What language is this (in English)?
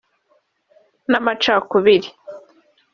Kinyarwanda